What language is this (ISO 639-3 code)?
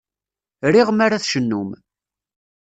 kab